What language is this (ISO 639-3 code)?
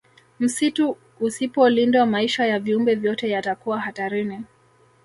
swa